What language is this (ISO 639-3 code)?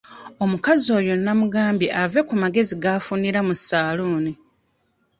lug